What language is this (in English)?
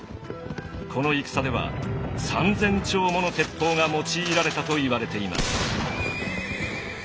Japanese